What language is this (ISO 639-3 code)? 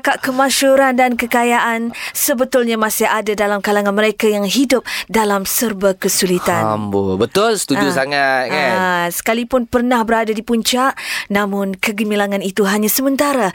msa